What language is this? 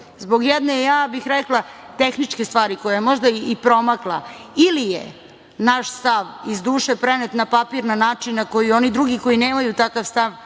Serbian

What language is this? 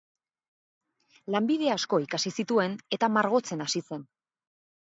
Basque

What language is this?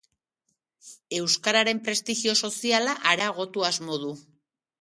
Basque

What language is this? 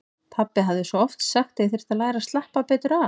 Icelandic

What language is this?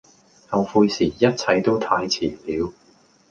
Cantonese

